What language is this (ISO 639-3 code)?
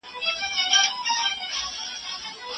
pus